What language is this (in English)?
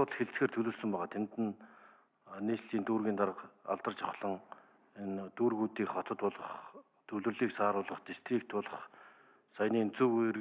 Turkish